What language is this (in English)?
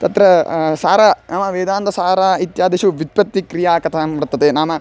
Sanskrit